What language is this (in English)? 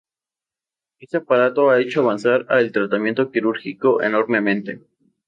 Spanish